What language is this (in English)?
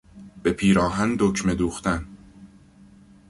Persian